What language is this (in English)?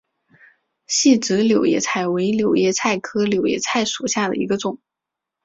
Chinese